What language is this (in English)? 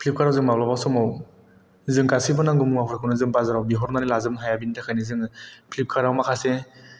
Bodo